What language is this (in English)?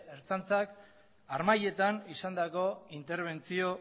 Basque